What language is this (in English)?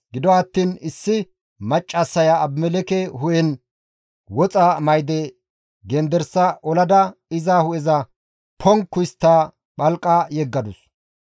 Gamo